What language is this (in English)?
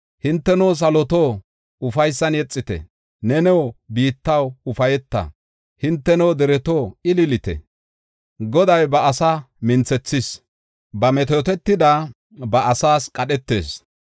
Gofa